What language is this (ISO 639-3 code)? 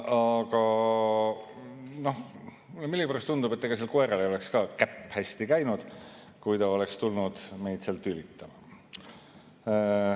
est